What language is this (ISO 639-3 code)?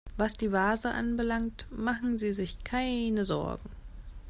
deu